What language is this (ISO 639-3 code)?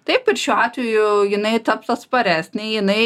lit